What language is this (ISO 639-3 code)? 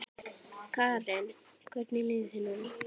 isl